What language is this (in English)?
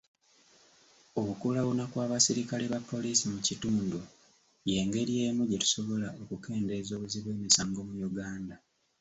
Ganda